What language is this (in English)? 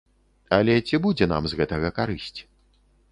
Belarusian